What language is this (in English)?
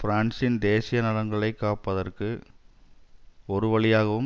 Tamil